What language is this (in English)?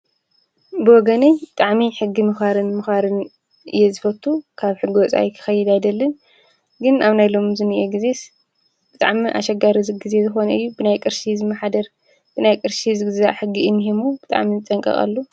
Tigrinya